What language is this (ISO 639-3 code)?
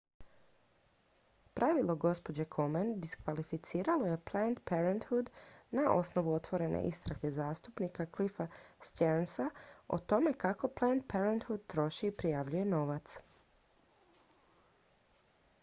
hrv